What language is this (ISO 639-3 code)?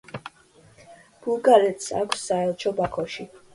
kat